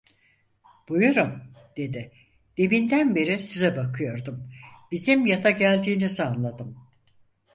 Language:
Turkish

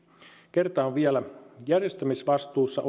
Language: Finnish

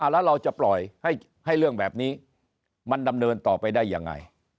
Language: Thai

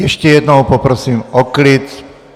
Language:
Czech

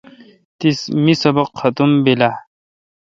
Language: Kalkoti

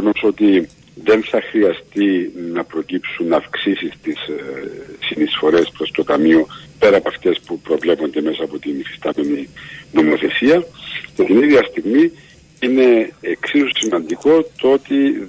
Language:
Greek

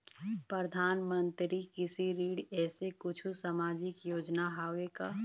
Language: Chhattisgarhi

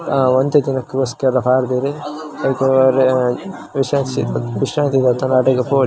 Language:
Tulu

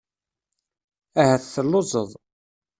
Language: Kabyle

